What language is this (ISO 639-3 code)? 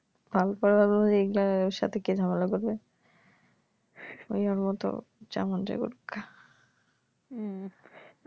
ben